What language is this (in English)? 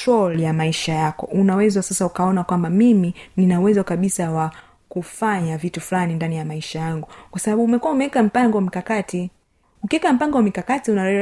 Swahili